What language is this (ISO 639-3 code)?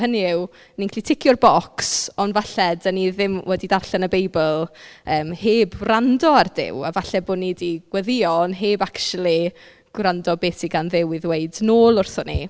cym